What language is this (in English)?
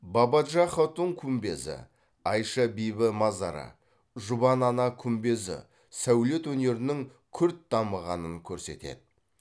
Kazakh